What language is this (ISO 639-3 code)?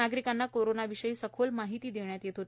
mar